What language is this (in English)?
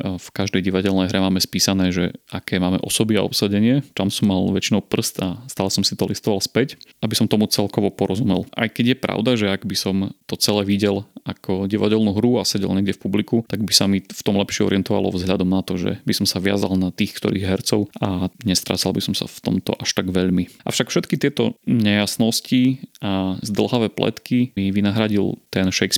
Slovak